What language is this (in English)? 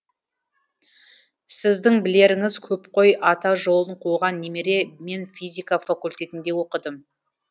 Kazakh